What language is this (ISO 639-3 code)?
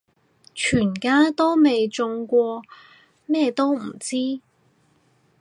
yue